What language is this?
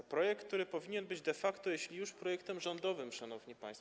Polish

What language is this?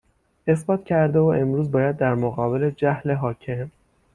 Persian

